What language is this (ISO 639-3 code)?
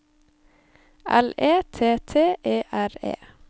nor